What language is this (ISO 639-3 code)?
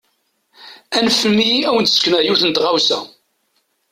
kab